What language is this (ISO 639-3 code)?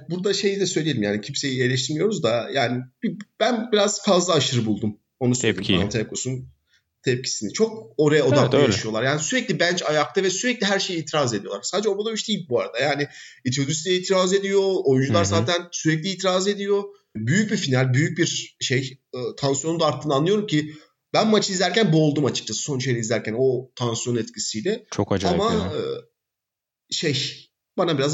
tur